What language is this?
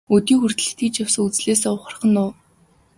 Mongolian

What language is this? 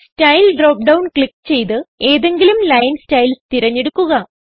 Malayalam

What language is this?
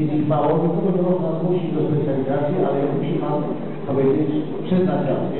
Polish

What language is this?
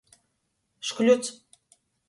Latgalian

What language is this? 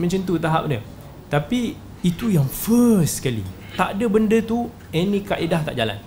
Malay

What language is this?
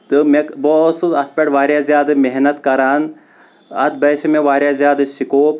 Kashmiri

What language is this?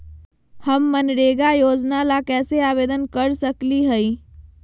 Magahi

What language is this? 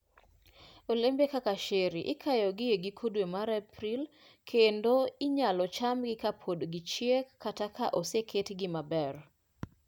Luo (Kenya and Tanzania)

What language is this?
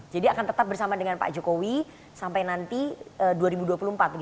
Indonesian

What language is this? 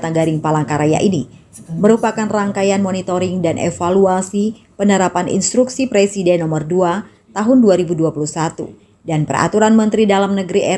Indonesian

